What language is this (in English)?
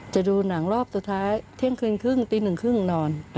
Thai